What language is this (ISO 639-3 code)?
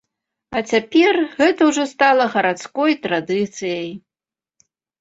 bel